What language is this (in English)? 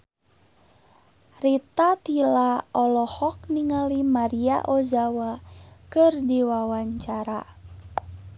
Sundanese